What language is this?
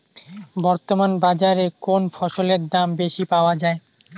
Bangla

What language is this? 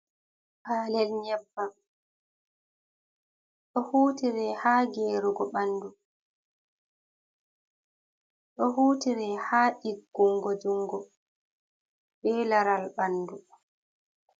Fula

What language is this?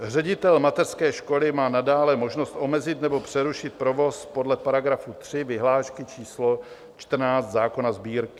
Czech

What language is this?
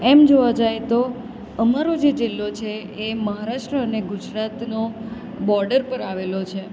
Gujarati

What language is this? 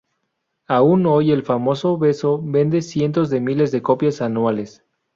Spanish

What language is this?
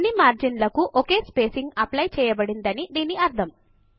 Telugu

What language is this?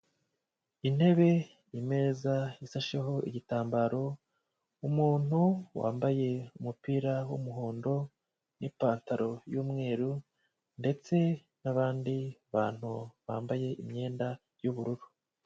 Kinyarwanda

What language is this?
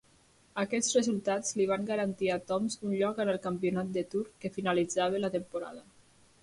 Catalan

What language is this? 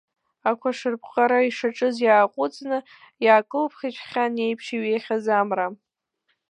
Abkhazian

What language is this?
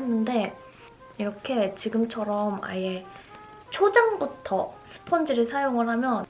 Korean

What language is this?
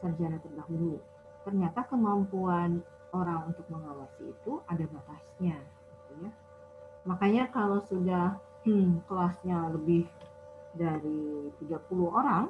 Indonesian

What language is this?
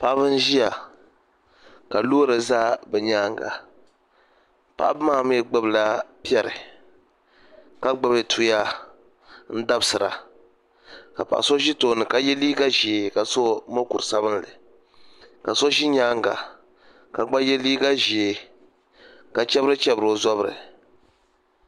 Dagbani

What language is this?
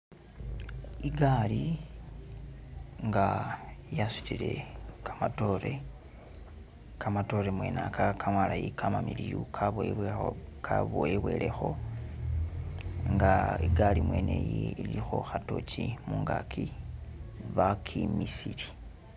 Masaaba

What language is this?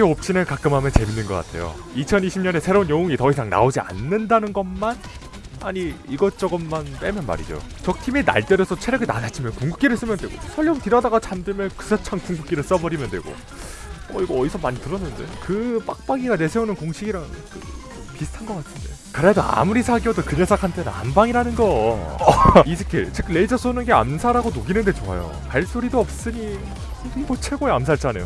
Korean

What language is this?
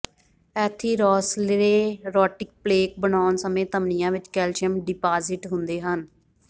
Punjabi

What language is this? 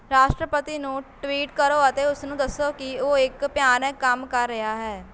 Punjabi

